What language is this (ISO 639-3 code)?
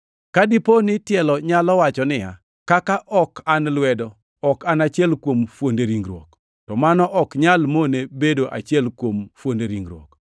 luo